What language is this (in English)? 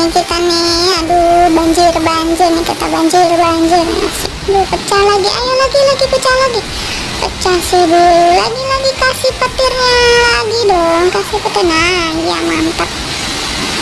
Indonesian